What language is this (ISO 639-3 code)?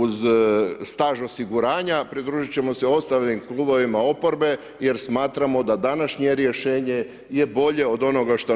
hrv